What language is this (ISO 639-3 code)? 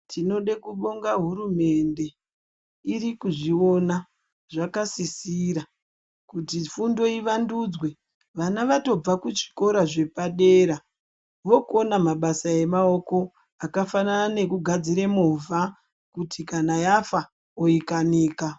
ndc